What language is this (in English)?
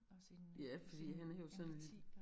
Danish